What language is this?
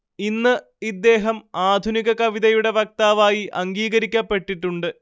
Malayalam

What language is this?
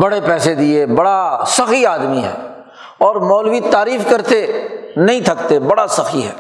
Urdu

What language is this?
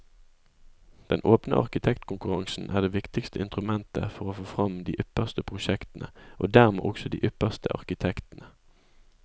Norwegian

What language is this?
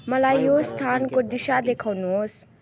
Nepali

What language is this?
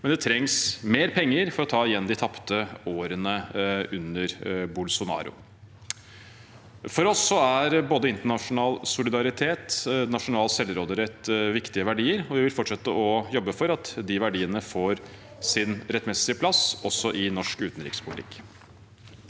Norwegian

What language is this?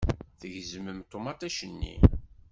Kabyle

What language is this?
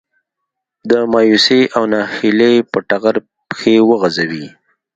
Pashto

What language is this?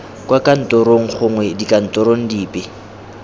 Tswana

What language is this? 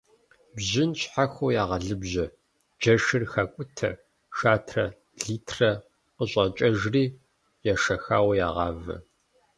Kabardian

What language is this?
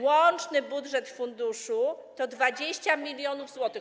Polish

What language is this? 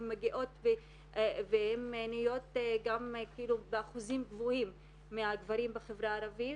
Hebrew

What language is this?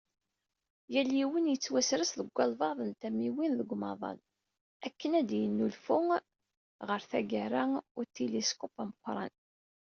Kabyle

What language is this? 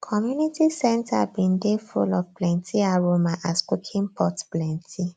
Nigerian Pidgin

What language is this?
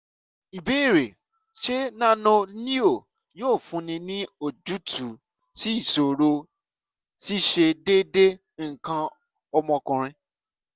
Yoruba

